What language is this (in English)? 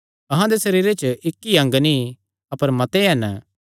Kangri